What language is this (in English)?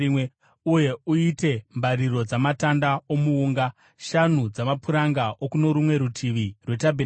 Shona